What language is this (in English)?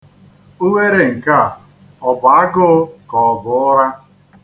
Igbo